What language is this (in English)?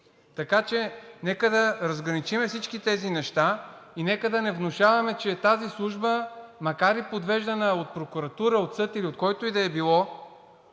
Bulgarian